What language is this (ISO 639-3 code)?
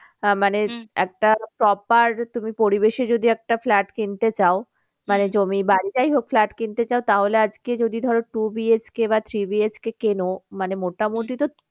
ben